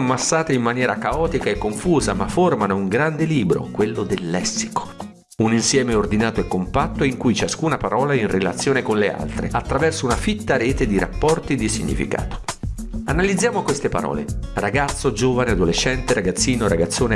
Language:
Italian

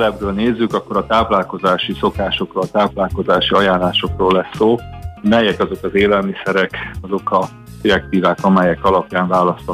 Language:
Hungarian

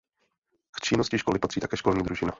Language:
Czech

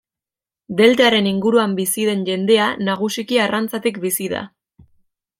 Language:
Basque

